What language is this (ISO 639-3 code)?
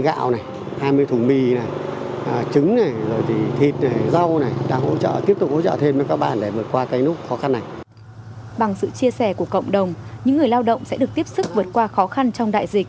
vie